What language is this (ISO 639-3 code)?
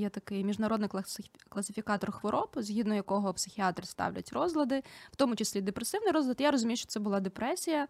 ukr